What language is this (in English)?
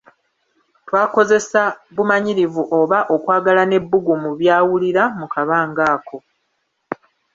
Ganda